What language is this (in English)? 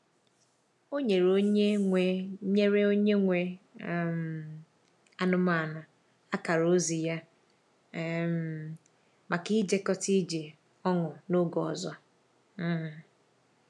Igbo